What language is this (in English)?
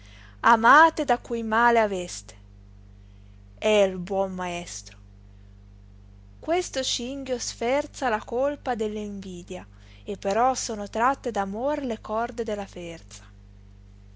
Italian